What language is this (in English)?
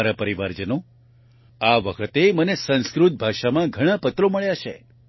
Gujarati